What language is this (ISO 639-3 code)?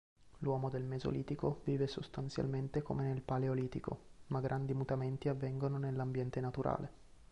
ita